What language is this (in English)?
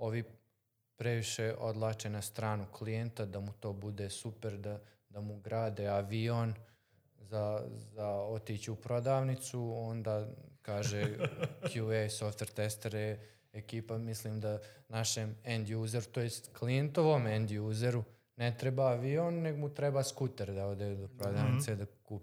Croatian